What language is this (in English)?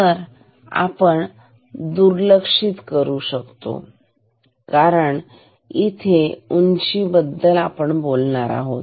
Marathi